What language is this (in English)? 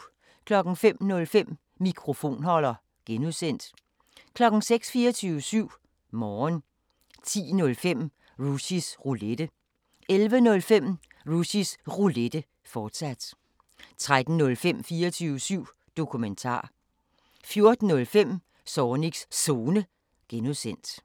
Danish